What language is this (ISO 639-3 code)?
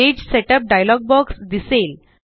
mar